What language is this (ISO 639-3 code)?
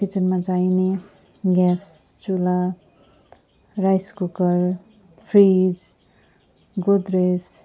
nep